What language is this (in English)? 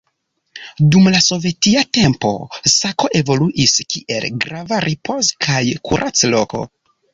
Esperanto